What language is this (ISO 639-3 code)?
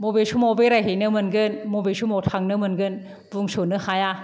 brx